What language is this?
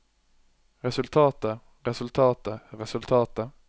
Norwegian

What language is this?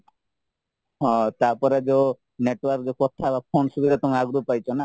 Odia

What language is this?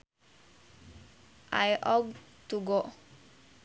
Sundanese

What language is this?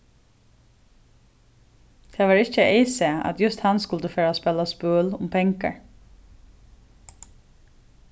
Faroese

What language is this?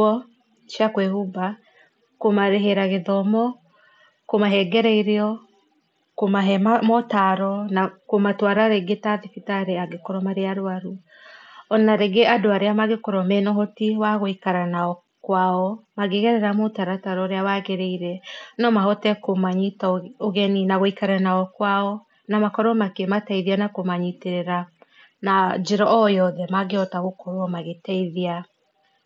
Kikuyu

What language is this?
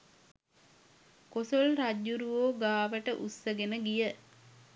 Sinhala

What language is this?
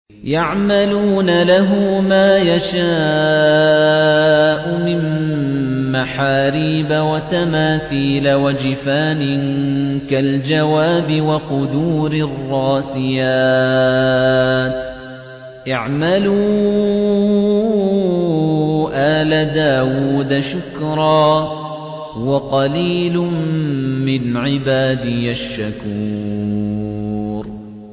Arabic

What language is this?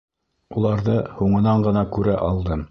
Bashkir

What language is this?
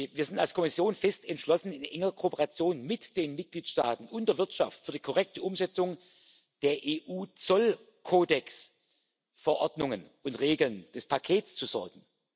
German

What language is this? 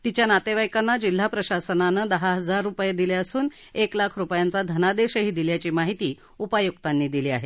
Marathi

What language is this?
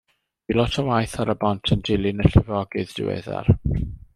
Welsh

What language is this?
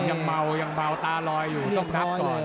Thai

